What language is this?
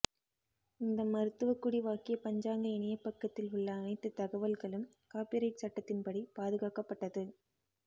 Tamil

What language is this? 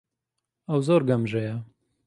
Central Kurdish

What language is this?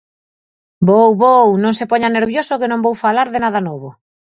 Galician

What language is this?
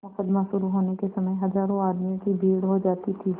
Hindi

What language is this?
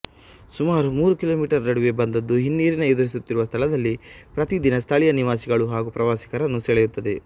Kannada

